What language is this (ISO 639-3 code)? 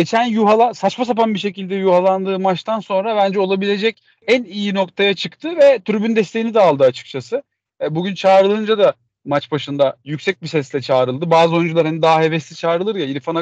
tur